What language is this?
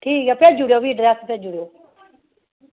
Dogri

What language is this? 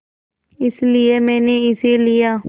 Hindi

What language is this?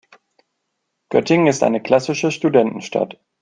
German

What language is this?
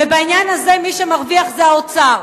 Hebrew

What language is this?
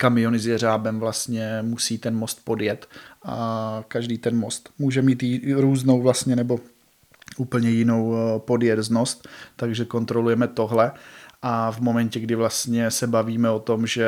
Czech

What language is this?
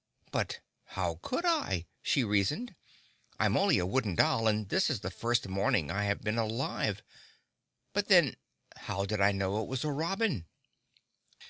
English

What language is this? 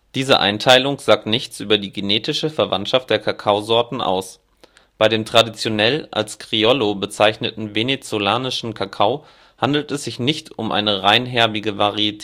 German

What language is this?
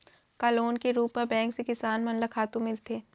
Chhattisgarhi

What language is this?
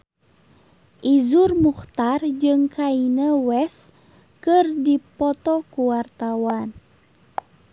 Sundanese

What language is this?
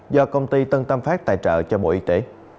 Vietnamese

